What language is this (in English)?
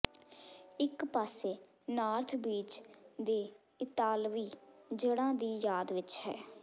Punjabi